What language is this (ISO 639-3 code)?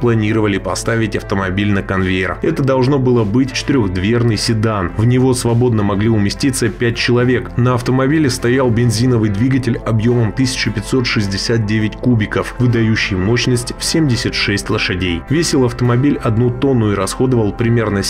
rus